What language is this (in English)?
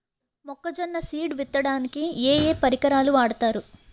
Telugu